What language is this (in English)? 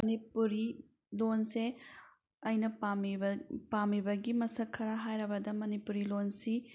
Manipuri